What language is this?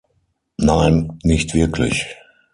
German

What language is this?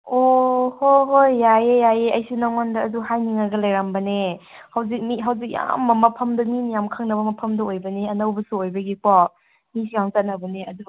Manipuri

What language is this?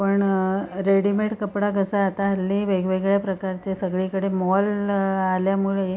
Marathi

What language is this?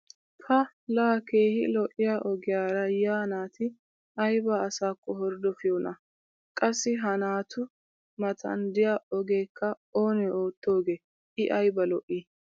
Wolaytta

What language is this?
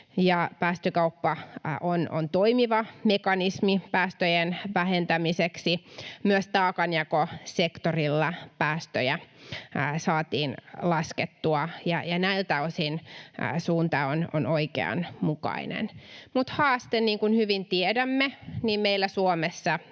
Finnish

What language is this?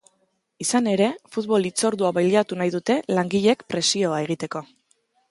Basque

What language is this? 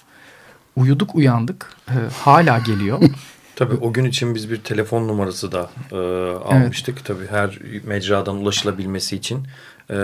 Turkish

